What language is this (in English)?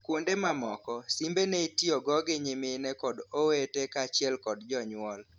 Luo (Kenya and Tanzania)